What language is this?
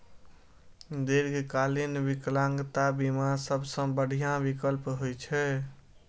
Maithili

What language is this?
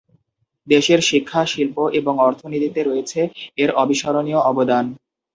Bangla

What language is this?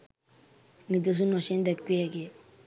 Sinhala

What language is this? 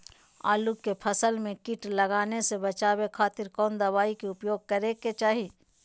Magahi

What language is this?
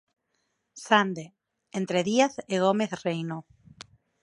Galician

